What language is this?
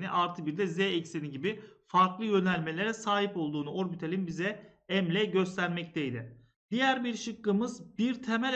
Turkish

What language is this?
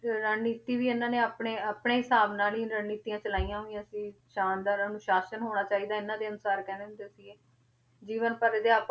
Punjabi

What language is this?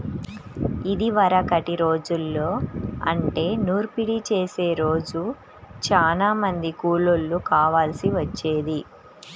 Telugu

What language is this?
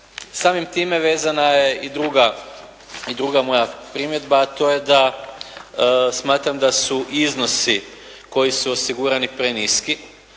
Croatian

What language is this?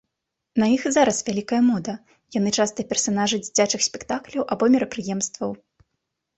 Belarusian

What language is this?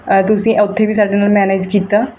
Punjabi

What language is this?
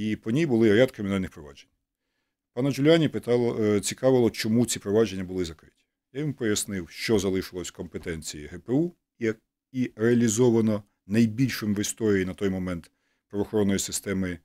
Ukrainian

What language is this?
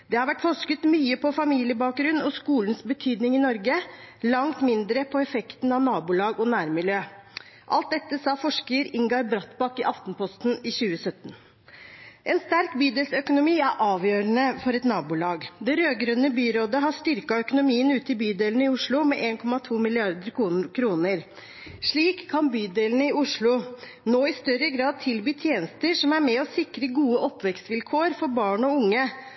Norwegian Bokmål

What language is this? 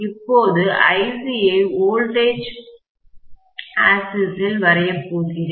Tamil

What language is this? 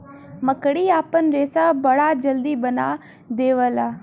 Bhojpuri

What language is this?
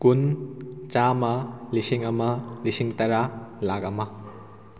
Manipuri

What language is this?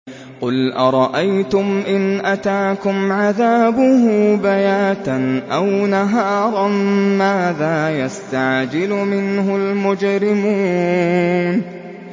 Arabic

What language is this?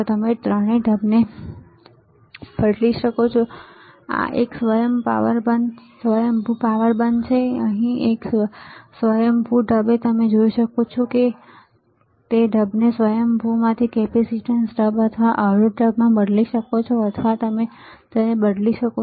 Gujarati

